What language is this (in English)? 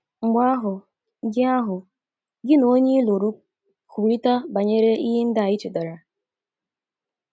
Igbo